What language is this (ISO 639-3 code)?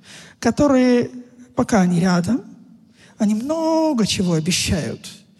rus